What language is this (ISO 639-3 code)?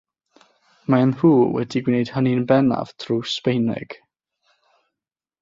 cym